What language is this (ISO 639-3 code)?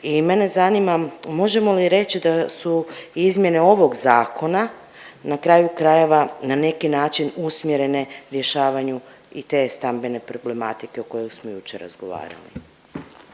hrv